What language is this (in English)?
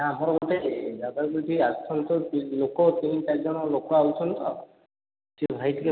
Odia